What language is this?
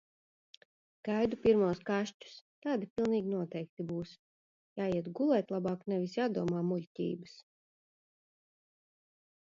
Latvian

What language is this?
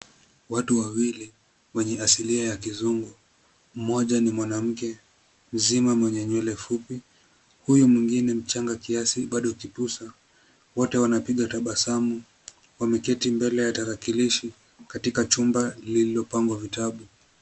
Swahili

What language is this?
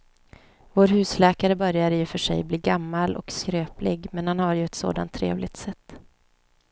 Swedish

